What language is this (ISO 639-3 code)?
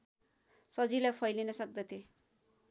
nep